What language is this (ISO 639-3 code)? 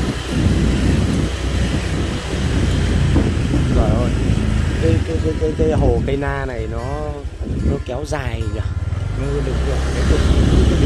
vie